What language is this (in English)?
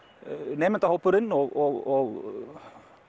Icelandic